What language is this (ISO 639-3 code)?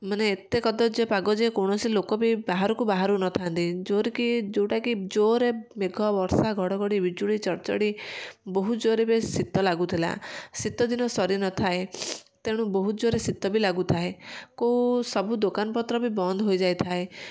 ori